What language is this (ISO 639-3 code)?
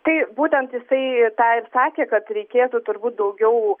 lit